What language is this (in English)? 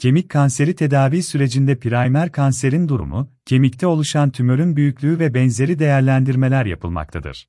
Turkish